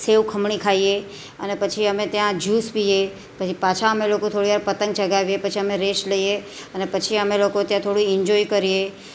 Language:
Gujarati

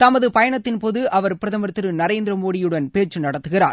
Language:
Tamil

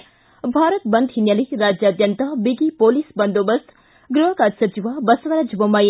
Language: Kannada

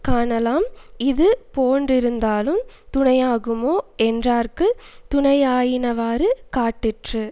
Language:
Tamil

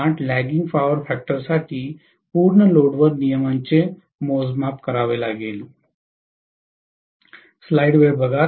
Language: Marathi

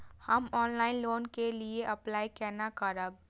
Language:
Maithili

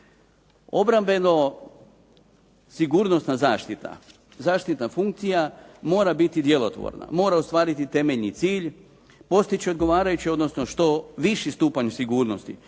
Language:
Croatian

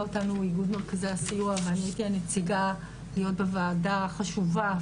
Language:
Hebrew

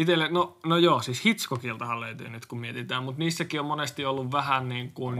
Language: Finnish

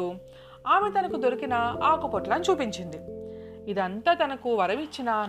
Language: Telugu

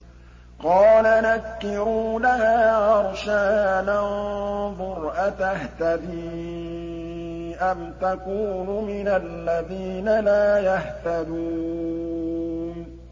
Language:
Arabic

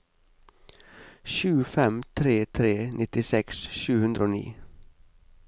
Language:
Norwegian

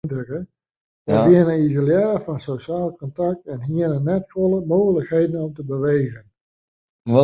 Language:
Western Frisian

